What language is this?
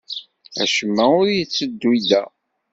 Kabyle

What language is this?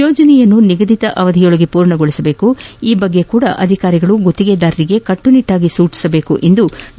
Kannada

